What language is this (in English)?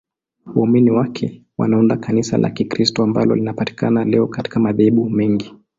Swahili